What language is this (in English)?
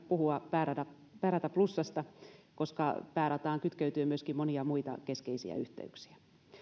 Finnish